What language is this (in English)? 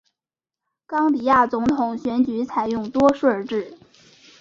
Chinese